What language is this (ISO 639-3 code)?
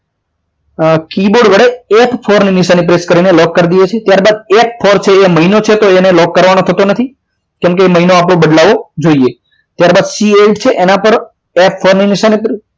guj